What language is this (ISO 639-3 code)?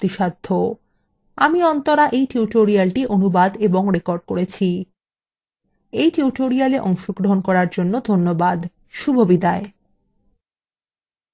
ben